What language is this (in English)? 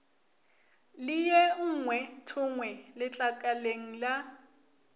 Northern Sotho